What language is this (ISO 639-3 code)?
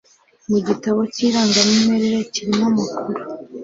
kin